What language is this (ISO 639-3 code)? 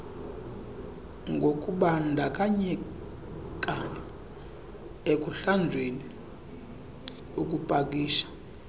xho